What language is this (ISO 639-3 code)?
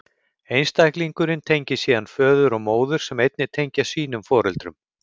isl